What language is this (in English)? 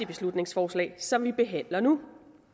Danish